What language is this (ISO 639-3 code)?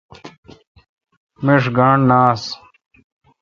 xka